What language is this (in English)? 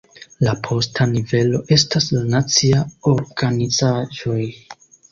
Esperanto